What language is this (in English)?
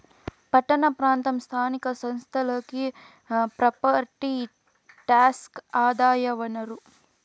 Telugu